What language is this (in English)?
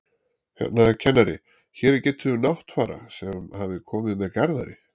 Icelandic